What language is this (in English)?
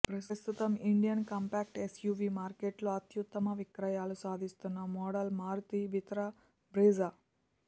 Telugu